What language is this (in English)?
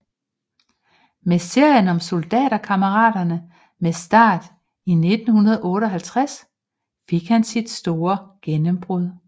Danish